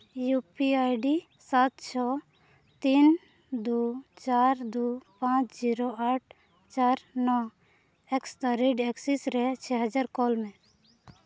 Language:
Santali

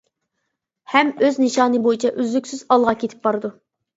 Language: Uyghur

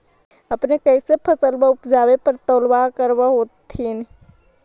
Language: Magahi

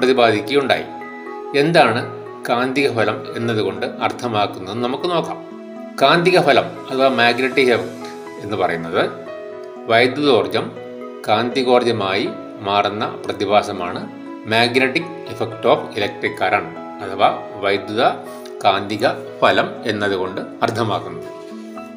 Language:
Malayalam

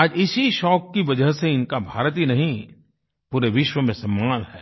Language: Hindi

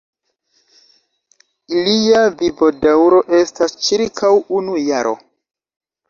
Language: Esperanto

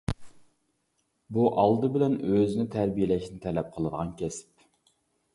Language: Uyghur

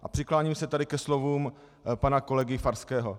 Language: Czech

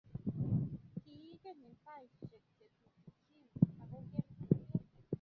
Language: Kalenjin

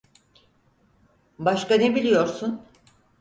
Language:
Turkish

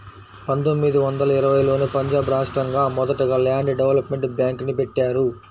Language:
Telugu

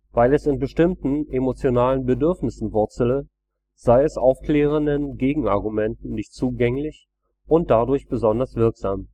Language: German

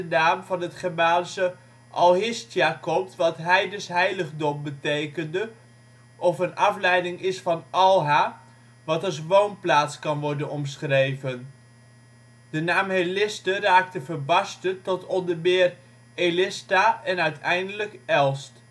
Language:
Dutch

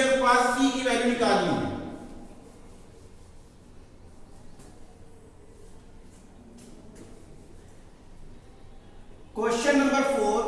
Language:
Hindi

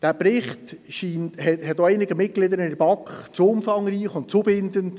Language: Swiss German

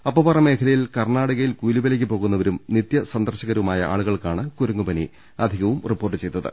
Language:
Malayalam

